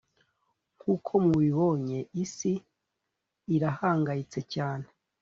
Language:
Kinyarwanda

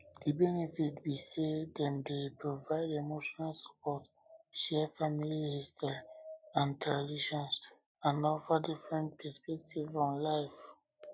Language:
Nigerian Pidgin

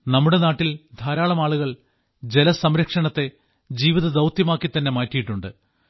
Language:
Malayalam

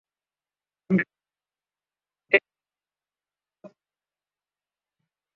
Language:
Urdu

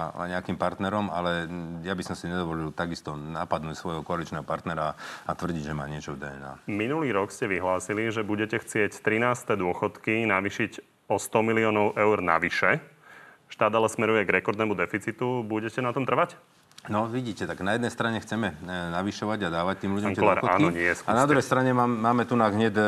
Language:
Slovak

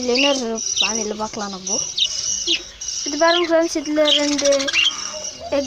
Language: Turkish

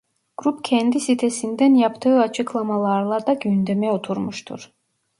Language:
Turkish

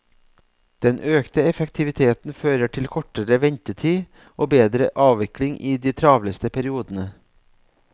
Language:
Norwegian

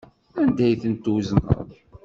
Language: Kabyle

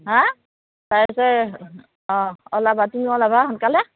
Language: Assamese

